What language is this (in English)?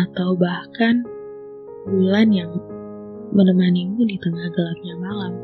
Indonesian